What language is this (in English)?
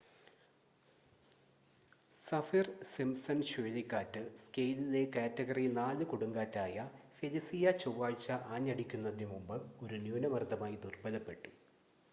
Malayalam